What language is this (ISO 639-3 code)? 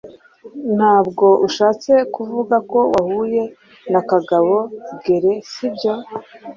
kin